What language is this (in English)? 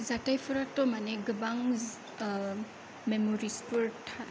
Bodo